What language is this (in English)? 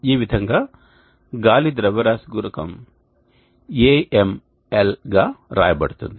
Telugu